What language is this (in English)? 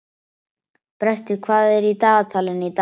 Icelandic